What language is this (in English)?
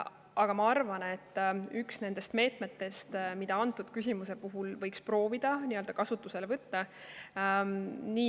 Estonian